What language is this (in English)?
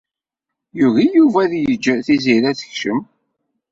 Kabyle